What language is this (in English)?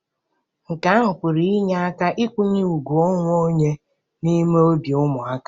Igbo